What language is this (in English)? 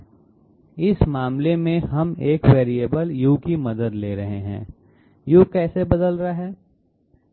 Hindi